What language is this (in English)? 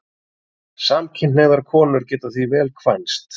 Icelandic